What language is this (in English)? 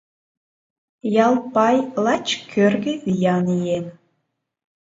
Mari